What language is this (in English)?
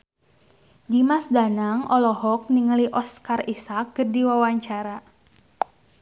Sundanese